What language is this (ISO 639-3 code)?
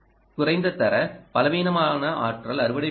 tam